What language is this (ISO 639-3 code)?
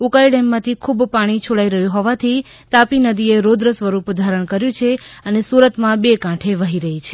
guj